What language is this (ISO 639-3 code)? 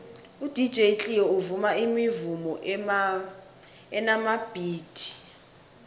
nbl